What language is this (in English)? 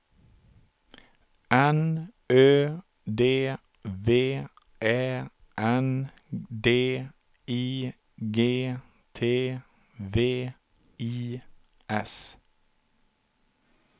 Swedish